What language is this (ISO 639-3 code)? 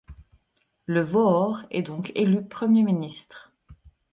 fra